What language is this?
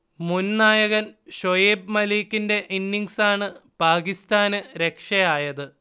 Malayalam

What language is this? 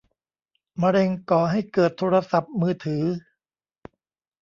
Thai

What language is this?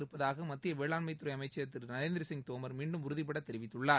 Tamil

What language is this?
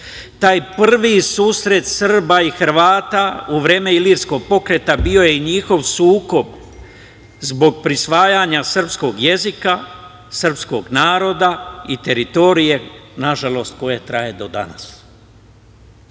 Serbian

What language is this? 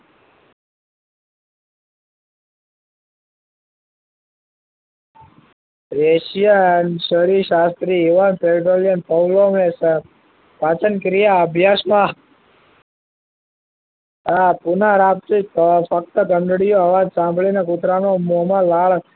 Gujarati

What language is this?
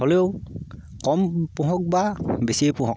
Assamese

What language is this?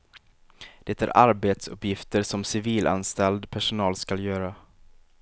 Swedish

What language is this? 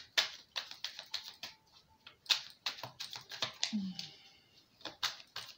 Polish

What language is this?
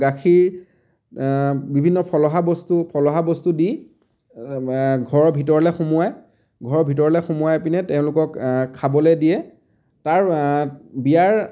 Assamese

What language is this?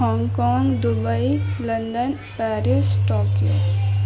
Urdu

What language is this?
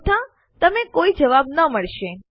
Gujarati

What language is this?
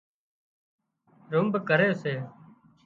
Wadiyara Koli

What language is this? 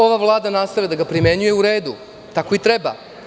Serbian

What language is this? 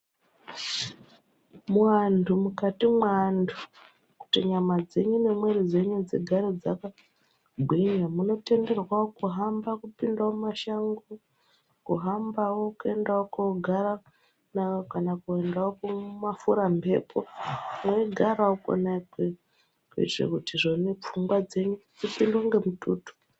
Ndau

